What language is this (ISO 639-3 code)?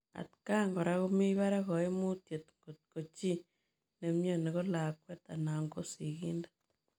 kln